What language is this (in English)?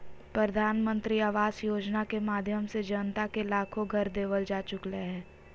Magahi